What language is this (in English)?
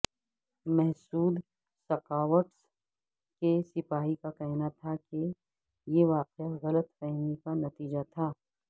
Urdu